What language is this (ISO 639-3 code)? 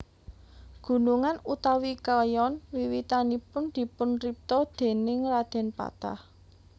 jav